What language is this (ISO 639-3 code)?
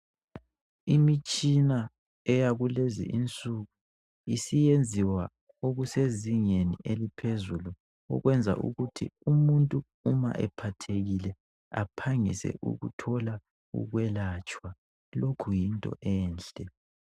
nde